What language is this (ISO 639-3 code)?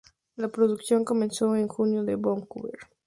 spa